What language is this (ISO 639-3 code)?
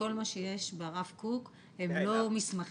heb